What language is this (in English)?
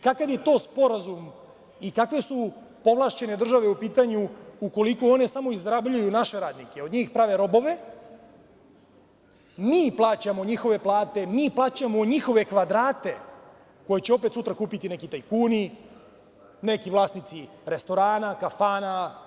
Serbian